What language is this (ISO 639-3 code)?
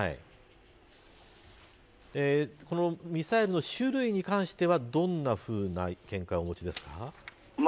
jpn